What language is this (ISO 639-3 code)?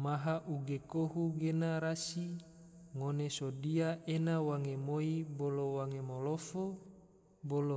tvo